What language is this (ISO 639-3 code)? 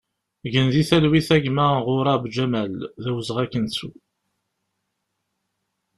kab